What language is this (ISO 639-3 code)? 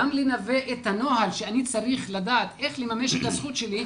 heb